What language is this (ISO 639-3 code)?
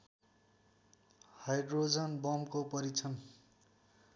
nep